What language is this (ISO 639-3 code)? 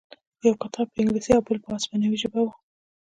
pus